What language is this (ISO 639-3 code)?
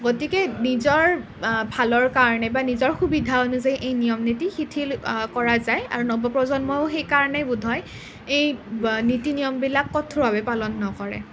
asm